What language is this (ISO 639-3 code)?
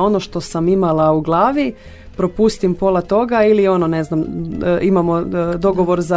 hrv